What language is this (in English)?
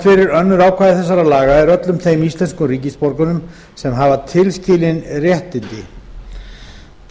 Icelandic